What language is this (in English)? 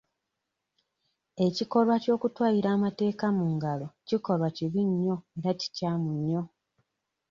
Ganda